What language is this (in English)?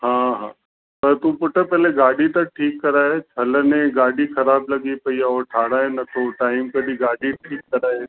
Sindhi